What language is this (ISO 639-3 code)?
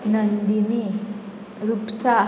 kok